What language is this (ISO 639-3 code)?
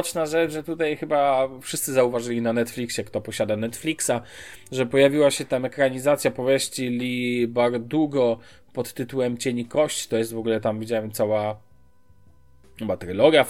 pol